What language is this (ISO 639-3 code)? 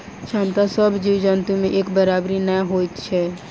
mai